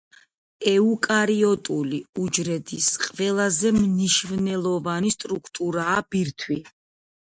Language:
Georgian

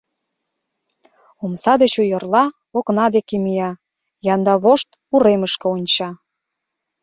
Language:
Mari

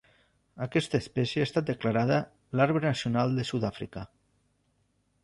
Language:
Catalan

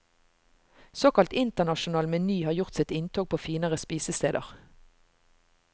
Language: Norwegian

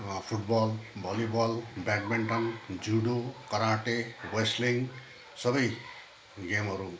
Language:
Nepali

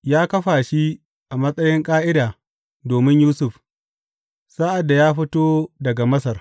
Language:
Hausa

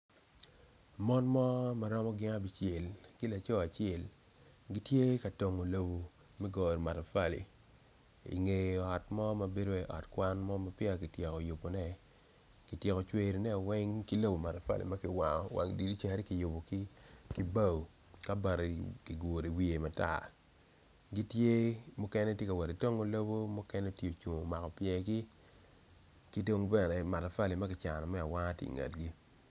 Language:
Acoli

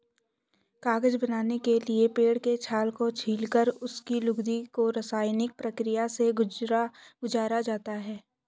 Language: Hindi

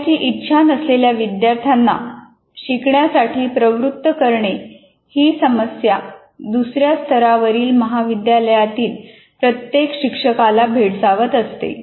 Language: Marathi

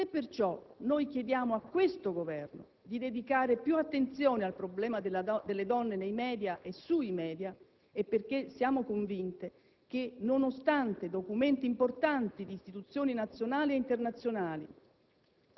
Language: Italian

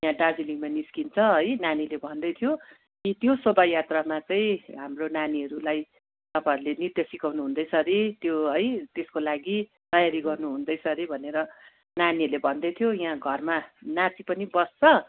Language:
Nepali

